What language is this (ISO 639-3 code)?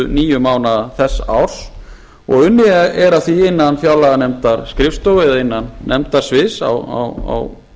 isl